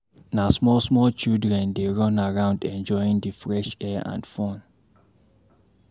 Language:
Nigerian Pidgin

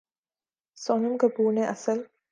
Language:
Urdu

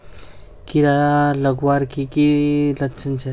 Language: Magahi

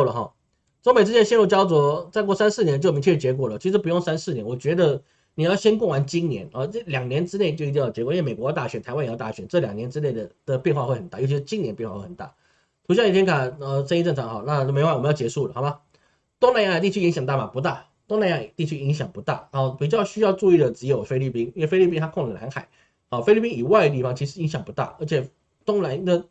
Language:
Chinese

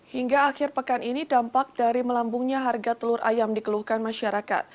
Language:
Indonesian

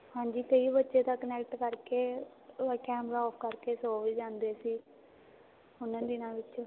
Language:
Punjabi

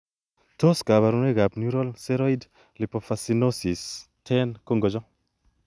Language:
Kalenjin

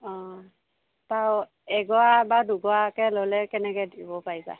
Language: Assamese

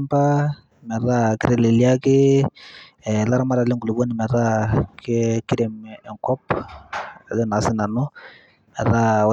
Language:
Masai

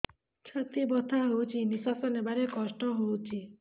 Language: Odia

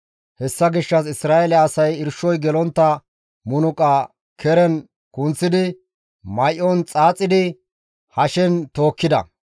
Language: Gamo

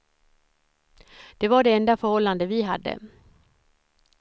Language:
Swedish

